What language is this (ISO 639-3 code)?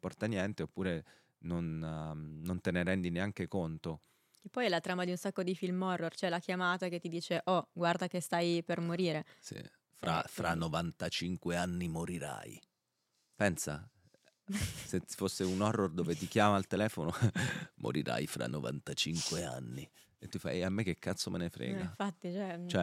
ita